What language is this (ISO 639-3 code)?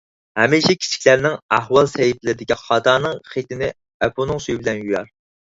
uig